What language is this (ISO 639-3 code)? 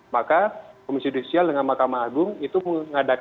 ind